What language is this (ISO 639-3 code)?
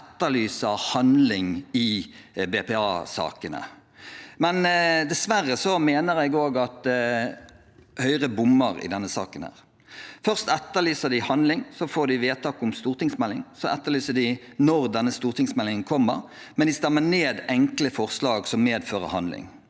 nor